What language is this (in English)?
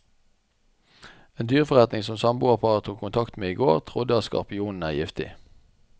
Norwegian